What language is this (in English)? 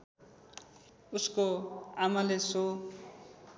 Nepali